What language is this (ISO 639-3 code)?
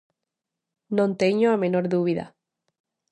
glg